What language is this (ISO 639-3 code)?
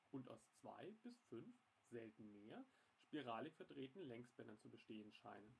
deu